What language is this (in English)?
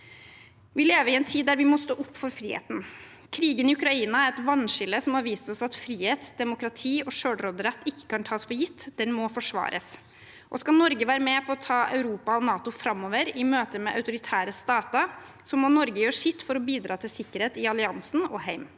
Norwegian